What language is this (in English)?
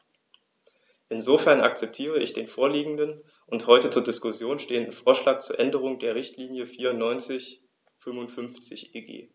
German